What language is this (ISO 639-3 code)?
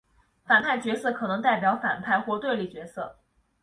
zho